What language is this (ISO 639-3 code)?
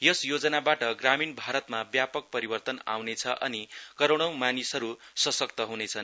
nep